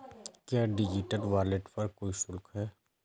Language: Hindi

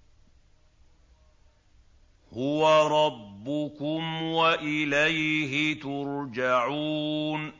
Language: Arabic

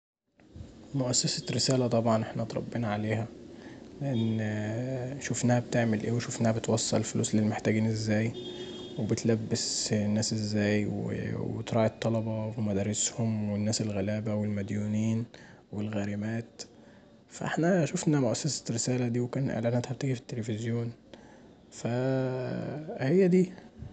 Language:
Egyptian Arabic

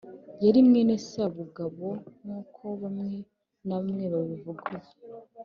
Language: Kinyarwanda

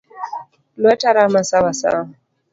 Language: Luo (Kenya and Tanzania)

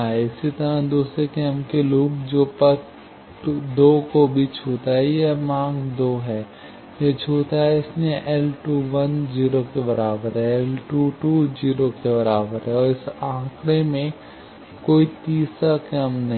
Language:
Hindi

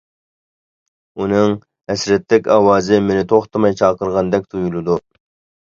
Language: Uyghur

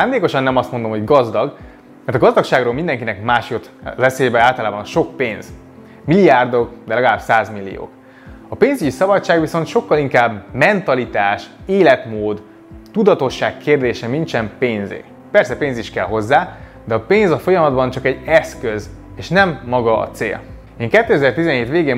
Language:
Hungarian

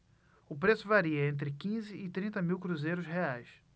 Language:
Portuguese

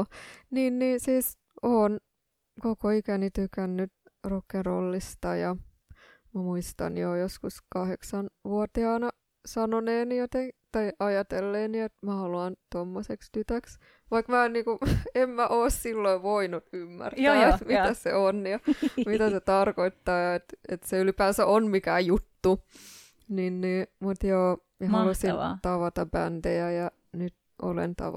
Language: Finnish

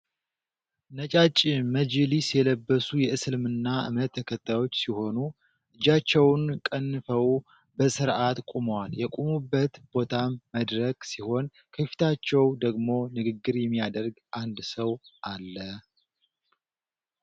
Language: Amharic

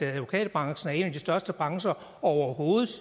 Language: Danish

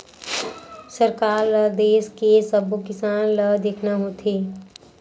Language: Chhattisgarhi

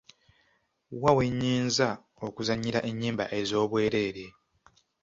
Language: Ganda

